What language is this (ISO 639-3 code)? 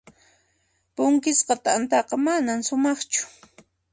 qxp